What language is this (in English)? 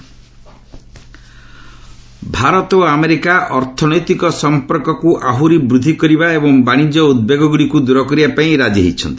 Odia